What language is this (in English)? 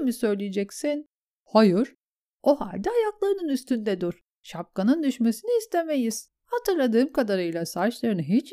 Turkish